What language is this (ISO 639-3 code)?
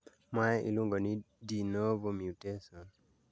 luo